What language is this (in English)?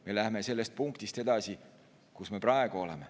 Estonian